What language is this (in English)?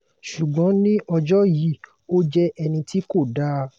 Yoruba